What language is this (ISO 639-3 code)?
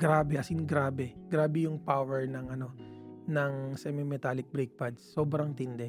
fil